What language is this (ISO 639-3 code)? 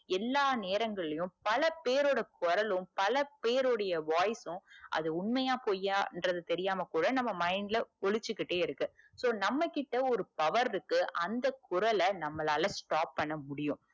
tam